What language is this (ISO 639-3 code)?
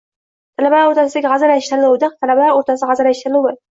uzb